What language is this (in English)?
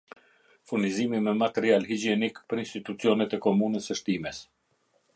Albanian